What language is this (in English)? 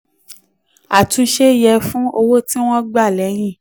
Yoruba